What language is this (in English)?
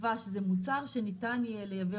Hebrew